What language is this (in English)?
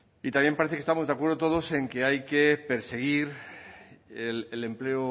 Spanish